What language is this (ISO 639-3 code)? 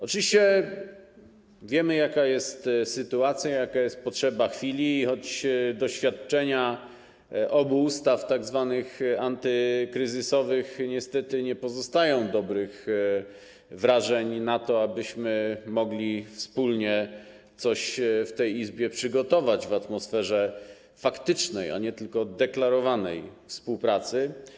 pol